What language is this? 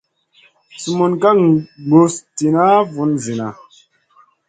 Masana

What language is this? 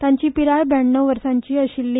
Konkani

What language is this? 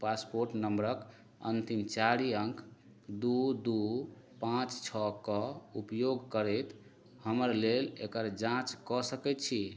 Maithili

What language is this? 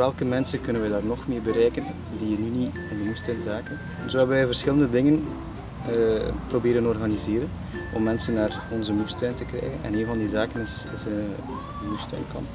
Dutch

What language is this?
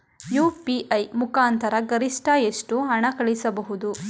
Kannada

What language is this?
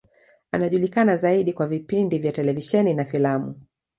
Swahili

